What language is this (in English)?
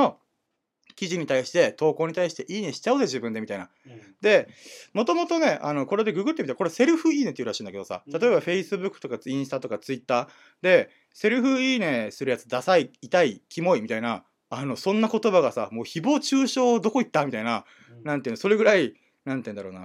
Japanese